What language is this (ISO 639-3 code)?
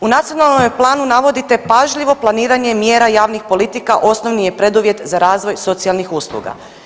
hrv